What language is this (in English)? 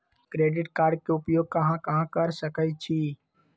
Magahi